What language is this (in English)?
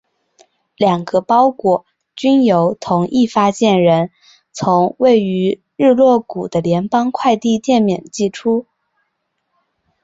Chinese